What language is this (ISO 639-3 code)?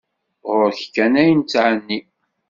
kab